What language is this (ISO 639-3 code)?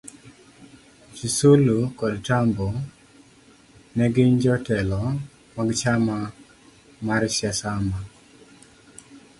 luo